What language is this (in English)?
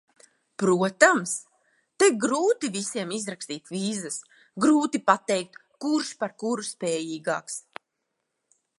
Latvian